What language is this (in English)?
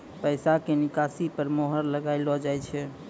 Maithili